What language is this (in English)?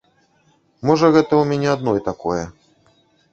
Belarusian